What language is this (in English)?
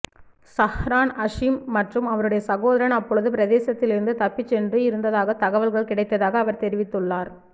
Tamil